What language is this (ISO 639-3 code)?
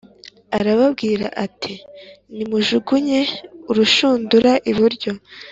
kin